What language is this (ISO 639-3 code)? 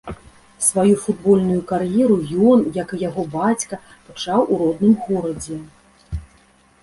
bel